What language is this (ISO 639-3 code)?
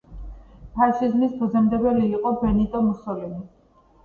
kat